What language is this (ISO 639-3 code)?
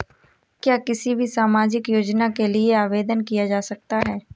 hin